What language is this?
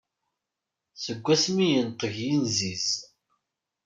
Kabyle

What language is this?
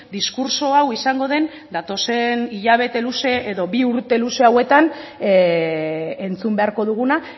Basque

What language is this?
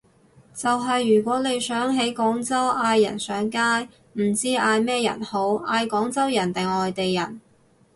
Cantonese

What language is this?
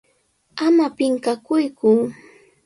Sihuas Ancash Quechua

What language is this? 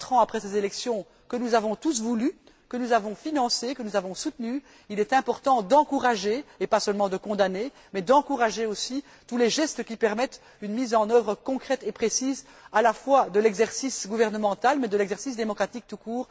French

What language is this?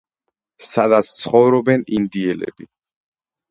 Georgian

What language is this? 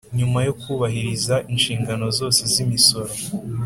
Kinyarwanda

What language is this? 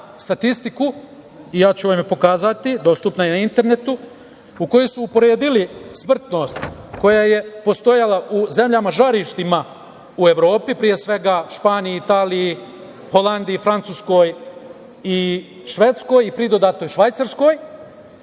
Serbian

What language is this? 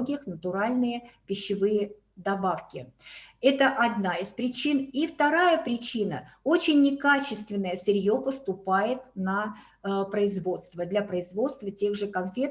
Russian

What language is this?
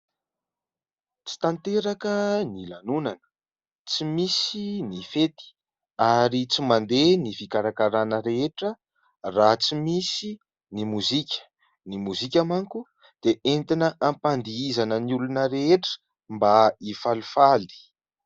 Malagasy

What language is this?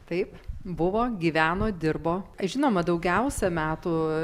Lithuanian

